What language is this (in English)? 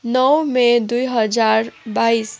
Nepali